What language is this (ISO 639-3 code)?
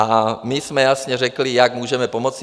ces